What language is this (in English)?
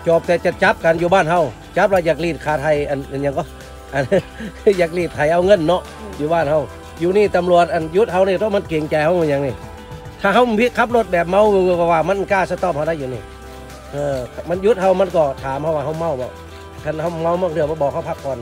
Thai